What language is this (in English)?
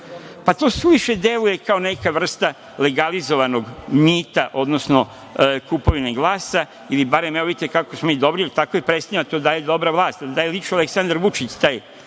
Serbian